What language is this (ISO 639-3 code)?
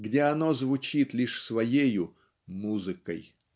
rus